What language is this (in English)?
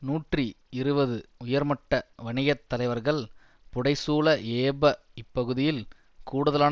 Tamil